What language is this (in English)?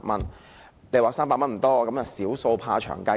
Cantonese